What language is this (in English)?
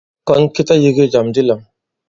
Bankon